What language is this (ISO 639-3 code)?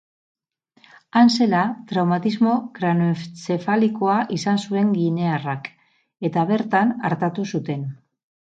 eus